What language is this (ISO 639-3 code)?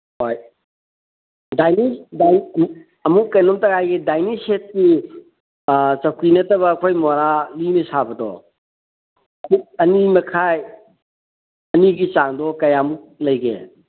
mni